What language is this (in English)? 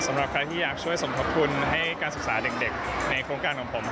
Thai